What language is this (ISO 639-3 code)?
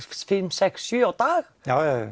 isl